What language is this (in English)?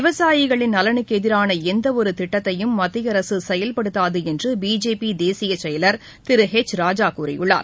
Tamil